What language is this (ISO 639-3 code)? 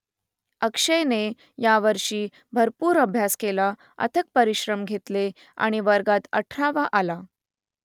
mar